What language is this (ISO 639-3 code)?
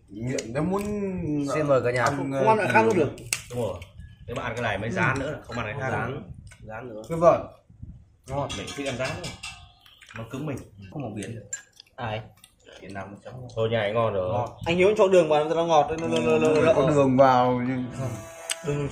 vie